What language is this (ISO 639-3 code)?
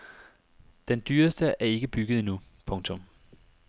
dan